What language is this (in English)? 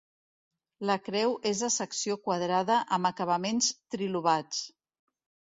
Catalan